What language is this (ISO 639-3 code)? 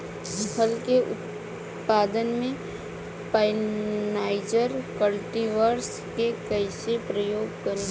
bho